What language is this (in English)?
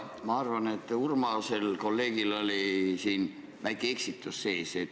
Estonian